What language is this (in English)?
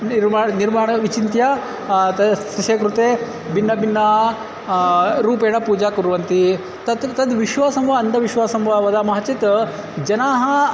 Sanskrit